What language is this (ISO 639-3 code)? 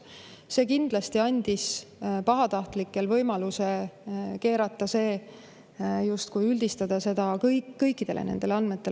est